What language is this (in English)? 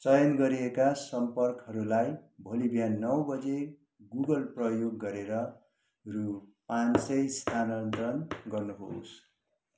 Nepali